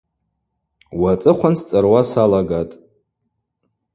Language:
Abaza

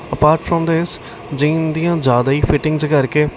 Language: Punjabi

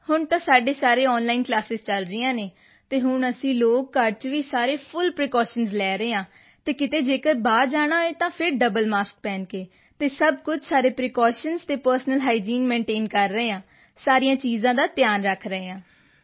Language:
Punjabi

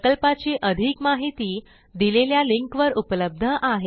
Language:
Marathi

